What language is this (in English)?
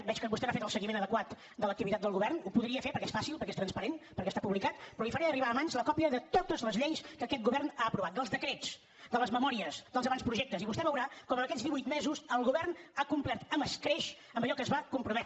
Catalan